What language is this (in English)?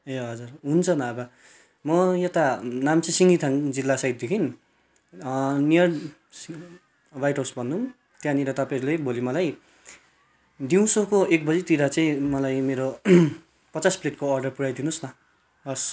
Nepali